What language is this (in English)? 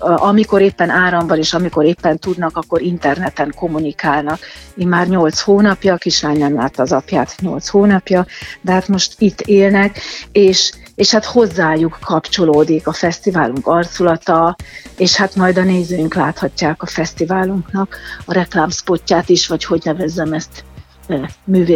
Hungarian